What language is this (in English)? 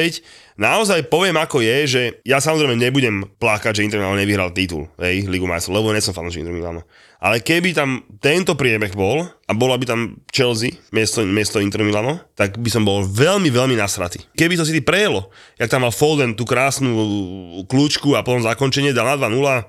Slovak